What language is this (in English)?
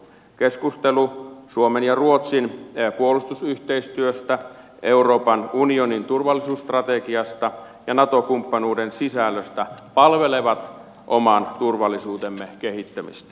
Finnish